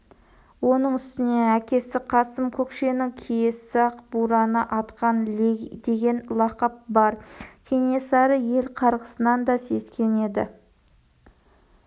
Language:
Kazakh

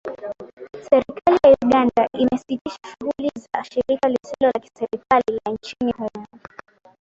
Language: Swahili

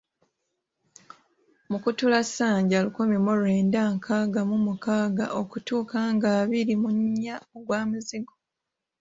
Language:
Ganda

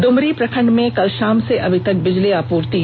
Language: Hindi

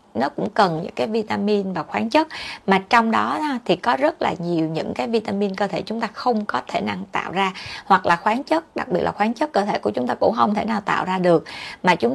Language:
Vietnamese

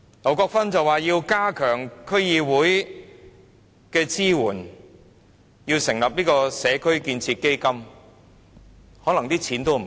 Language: Cantonese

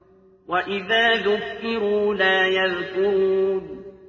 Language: Arabic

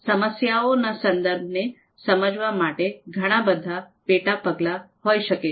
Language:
Gujarati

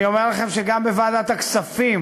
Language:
Hebrew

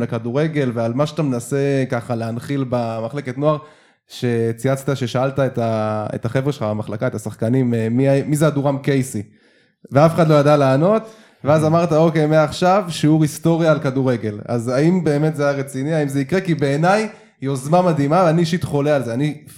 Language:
Hebrew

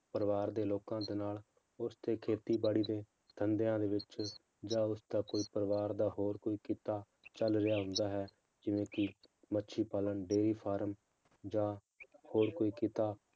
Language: Punjabi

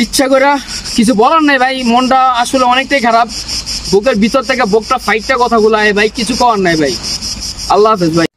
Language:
Bangla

